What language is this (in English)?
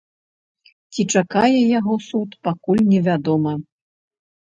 Belarusian